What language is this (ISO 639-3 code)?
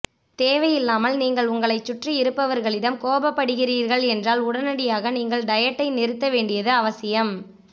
tam